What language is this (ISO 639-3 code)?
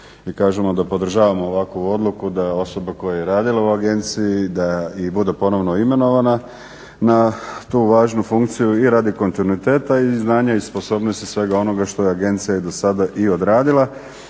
hrv